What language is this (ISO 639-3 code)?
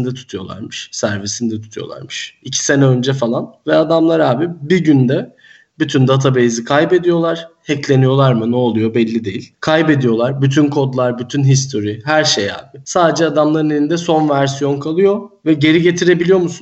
tur